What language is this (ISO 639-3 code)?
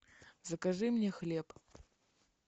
rus